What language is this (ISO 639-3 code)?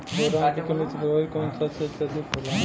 bho